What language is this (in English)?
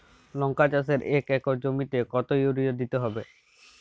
Bangla